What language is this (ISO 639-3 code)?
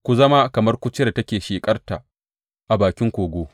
hau